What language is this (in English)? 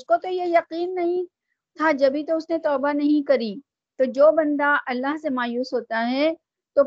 Urdu